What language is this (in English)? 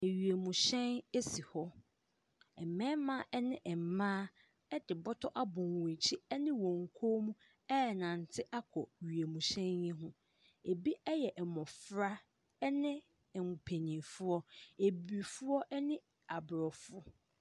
Akan